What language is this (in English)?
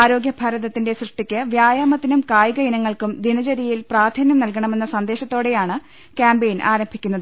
Malayalam